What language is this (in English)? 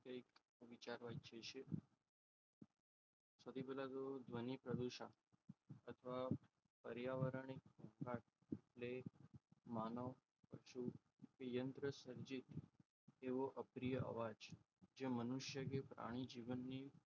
Gujarati